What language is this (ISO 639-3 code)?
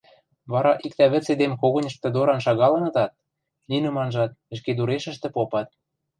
mrj